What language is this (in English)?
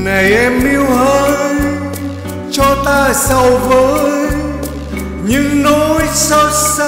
Vietnamese